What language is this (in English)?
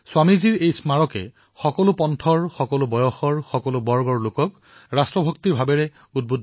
Assamese